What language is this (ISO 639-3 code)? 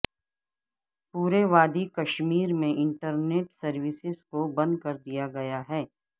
urd